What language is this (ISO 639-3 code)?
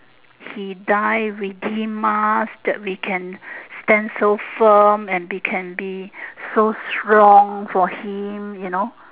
eng